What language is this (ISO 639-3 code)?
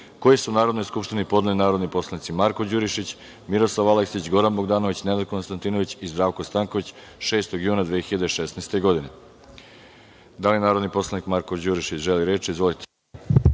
srp